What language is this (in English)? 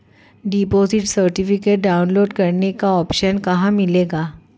Hindi